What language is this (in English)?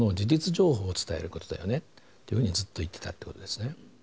Japanese